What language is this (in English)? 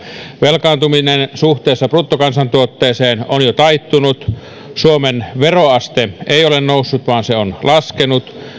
Finnish